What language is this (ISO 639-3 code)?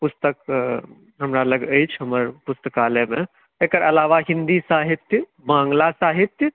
mai